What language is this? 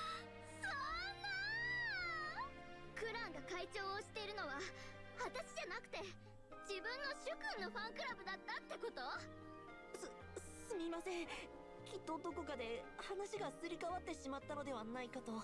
German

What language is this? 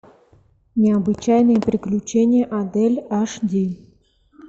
Russian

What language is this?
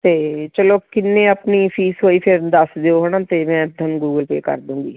Punjabi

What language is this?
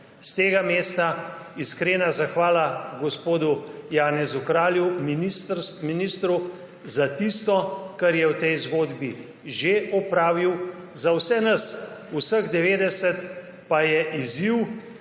Slovenian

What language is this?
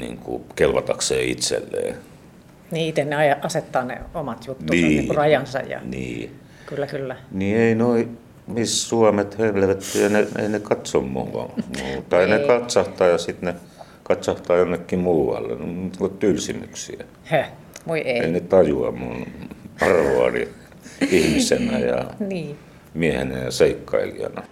Finnish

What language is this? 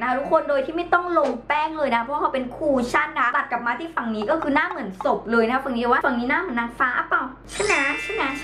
Thai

